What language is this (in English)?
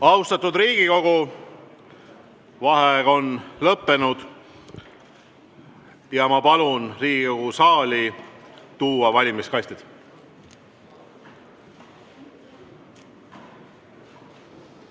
Estonian